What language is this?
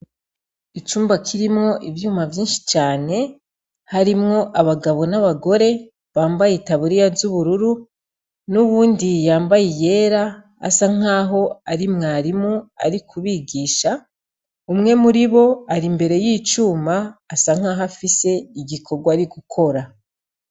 Rundi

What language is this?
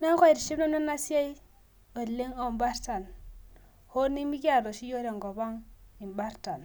Masai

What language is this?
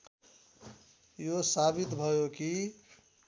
Nepali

